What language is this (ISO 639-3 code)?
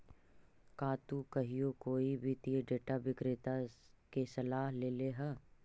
mag